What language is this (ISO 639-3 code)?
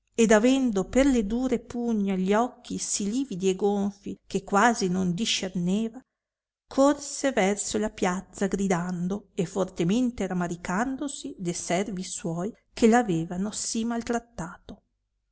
ita